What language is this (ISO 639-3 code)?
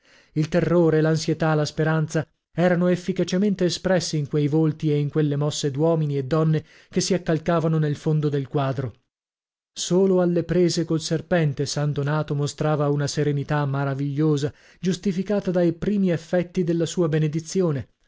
ita